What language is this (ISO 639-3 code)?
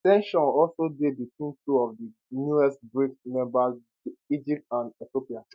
pcm